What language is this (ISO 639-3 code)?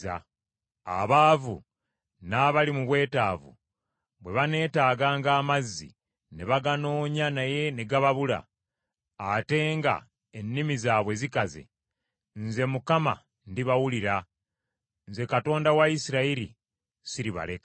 lug